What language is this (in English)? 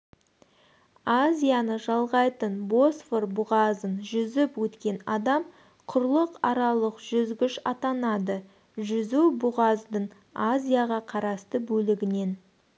Kazakh